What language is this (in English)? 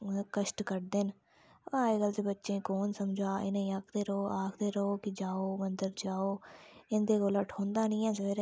Dogri